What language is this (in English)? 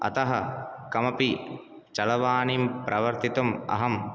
Sanskrit